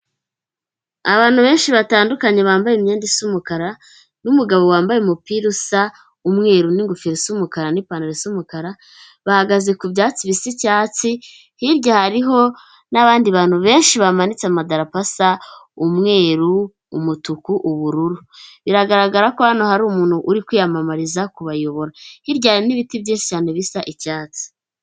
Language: Kinyarwanda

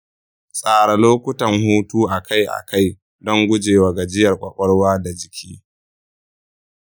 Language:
Hausa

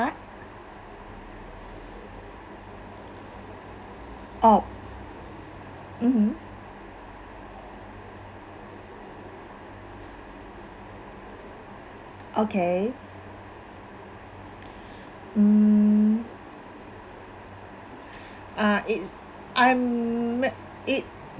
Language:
English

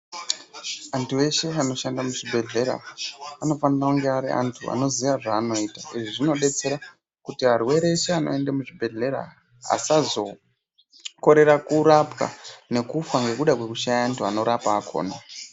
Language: Ndau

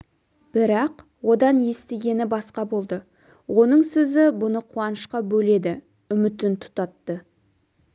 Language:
Kazakh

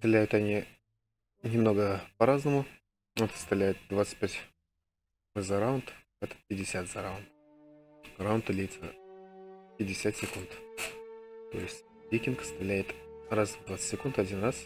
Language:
Russian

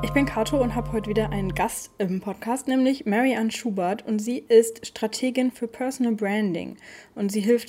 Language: German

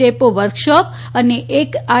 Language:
Gujarati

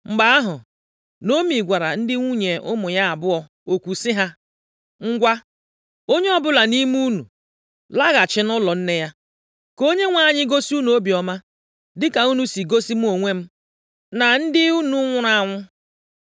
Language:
Igbo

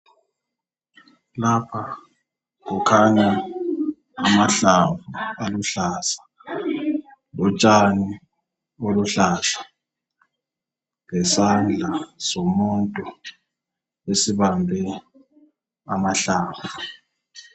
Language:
North Ndebele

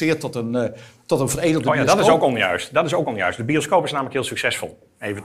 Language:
Dutch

